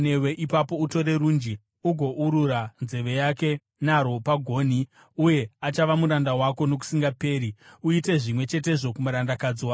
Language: Shona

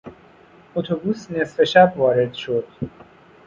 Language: Persian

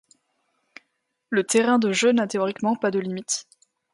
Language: French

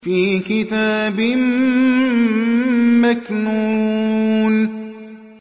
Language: Arabic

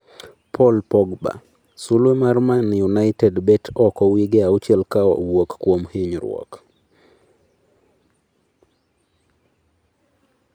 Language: Luo (Kenya and Tanzania)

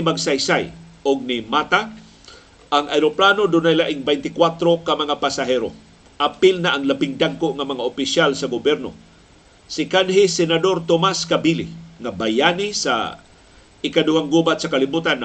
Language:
Filipino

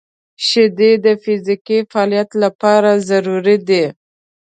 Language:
Pashto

